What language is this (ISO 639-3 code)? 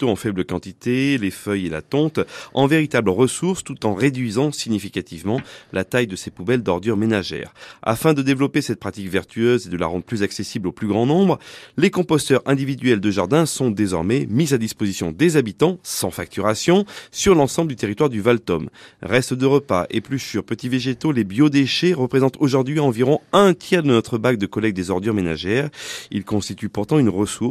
fra